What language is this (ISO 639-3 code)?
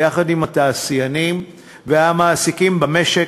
heb